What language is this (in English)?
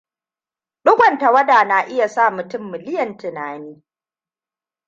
Hausa